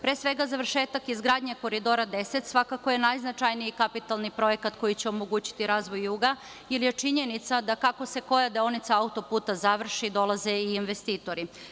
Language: Serbian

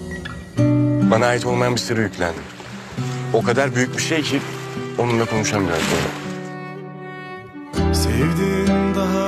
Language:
Turkish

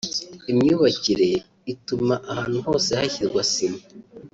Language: Kinyarwanda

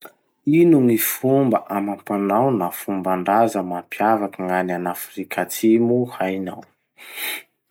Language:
Masikoro Malagasy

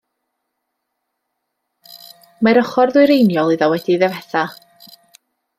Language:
Welsh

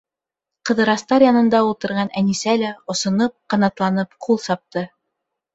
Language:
Bashkir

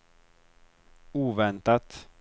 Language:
Swedish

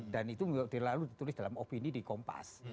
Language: Indonesian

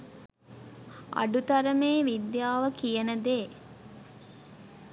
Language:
Sinhala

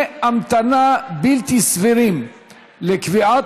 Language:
Hebrew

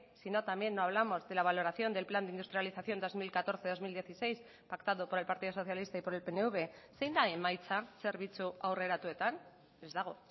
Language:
Spanish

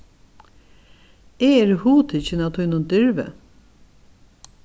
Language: Faroese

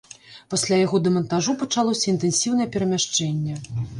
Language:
Belarusian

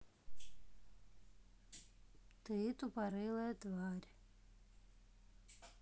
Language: Russian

